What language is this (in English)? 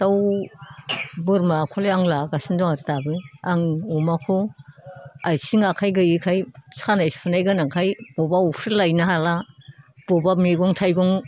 Bodo